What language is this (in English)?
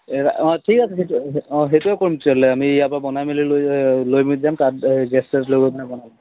Assamese